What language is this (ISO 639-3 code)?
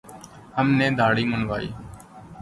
urd